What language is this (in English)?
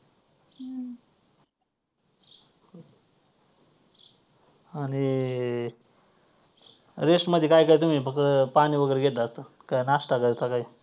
Marathi